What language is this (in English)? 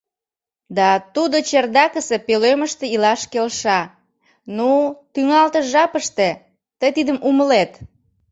Mari